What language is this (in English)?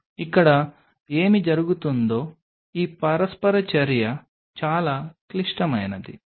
Telugu